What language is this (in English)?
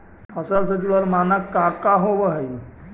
Magahi